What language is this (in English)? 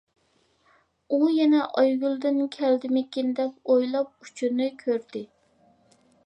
Uyghur